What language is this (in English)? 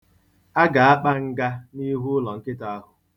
Igbo